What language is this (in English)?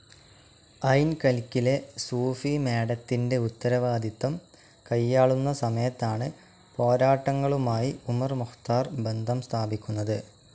Malayalam